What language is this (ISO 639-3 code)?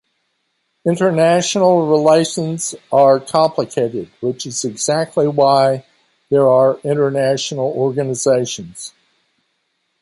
eng